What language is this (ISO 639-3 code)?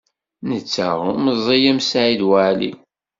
kab